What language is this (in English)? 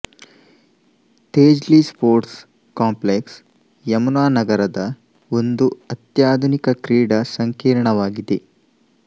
Kannada